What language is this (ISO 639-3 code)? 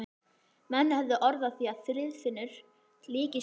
isl